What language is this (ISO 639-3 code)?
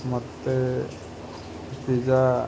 ori